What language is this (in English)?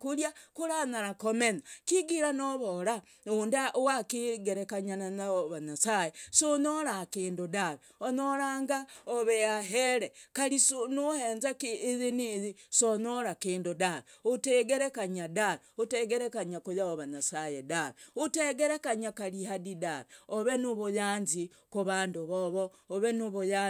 Logooli